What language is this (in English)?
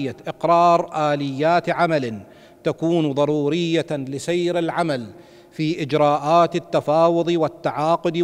Arabic